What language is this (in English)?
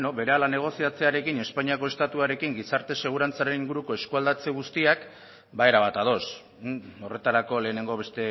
Basque